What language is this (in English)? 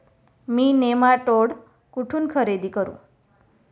Marathi